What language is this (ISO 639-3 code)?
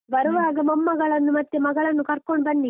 kan